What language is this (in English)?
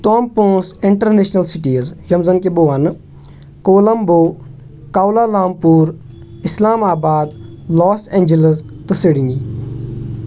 Kashmiri